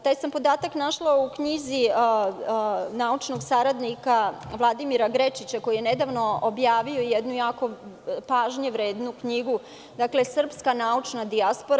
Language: Serbian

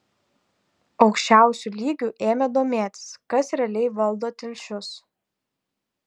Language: Lithuanian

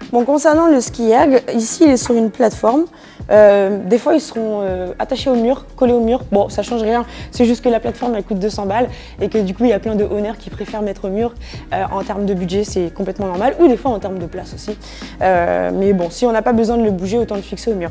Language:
French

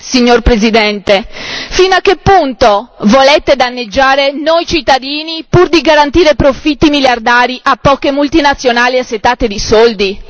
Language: Italian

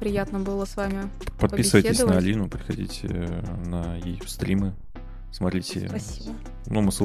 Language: Russian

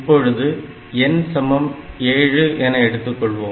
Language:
Tamil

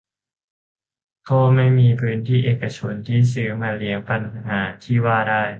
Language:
Thai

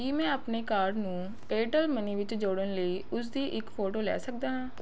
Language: Punjabi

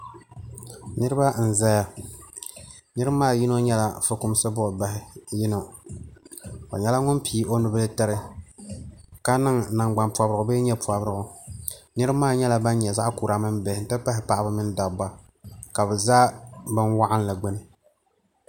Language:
Dagbani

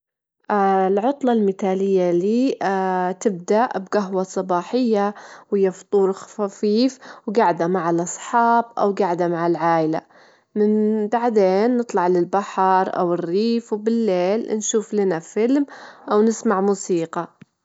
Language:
Gulf Arabic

